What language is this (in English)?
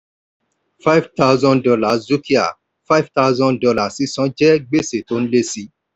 Yoruba